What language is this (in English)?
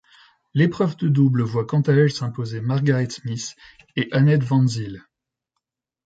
French